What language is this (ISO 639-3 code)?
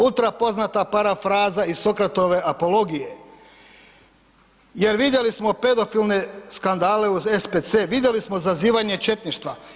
hrv